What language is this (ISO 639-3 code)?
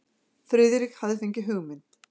isl